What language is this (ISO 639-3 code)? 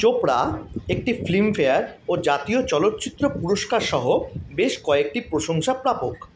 ben